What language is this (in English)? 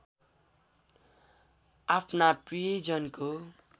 Nepali